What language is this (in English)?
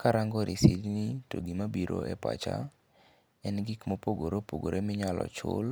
Luo (Kenya and Tanzania)